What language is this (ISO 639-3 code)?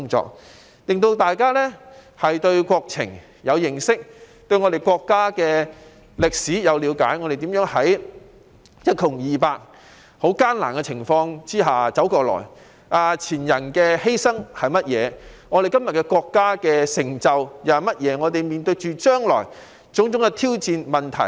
yue